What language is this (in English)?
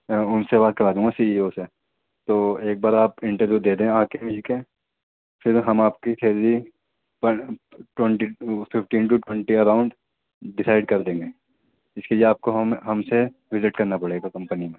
Urdu